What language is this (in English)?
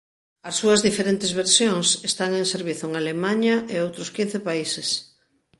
Galician